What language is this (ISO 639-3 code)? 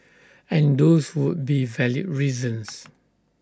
eng